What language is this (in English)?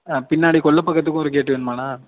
Tamil